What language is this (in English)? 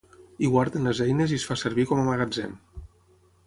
Catalan